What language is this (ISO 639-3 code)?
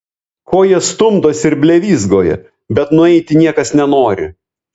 lit